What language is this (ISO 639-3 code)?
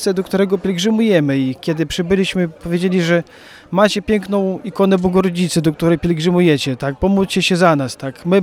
pol